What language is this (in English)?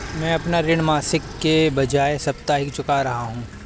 Hindi